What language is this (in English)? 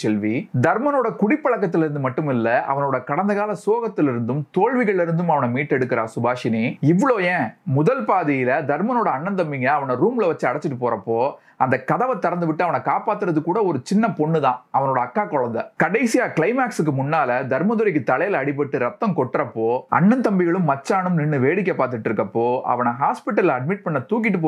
Tamil